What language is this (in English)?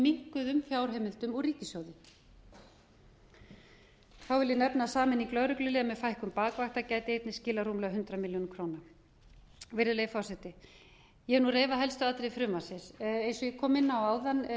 Icelandic